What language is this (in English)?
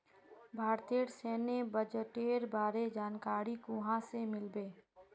Magahi